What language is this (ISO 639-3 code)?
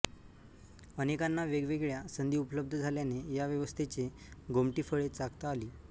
mar